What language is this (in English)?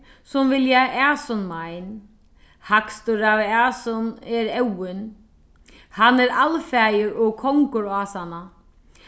Faroese